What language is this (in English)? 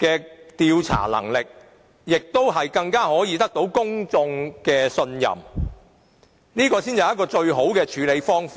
Cantonese